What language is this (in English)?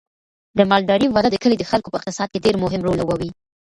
Pashto